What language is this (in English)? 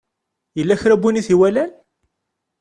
Kabyle